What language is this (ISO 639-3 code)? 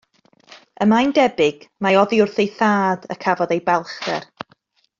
cym